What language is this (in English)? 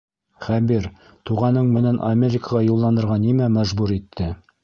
Bashkir